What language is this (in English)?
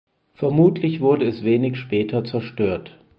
German